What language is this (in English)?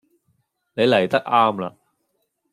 Cantonese